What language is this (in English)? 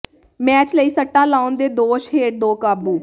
Punjabi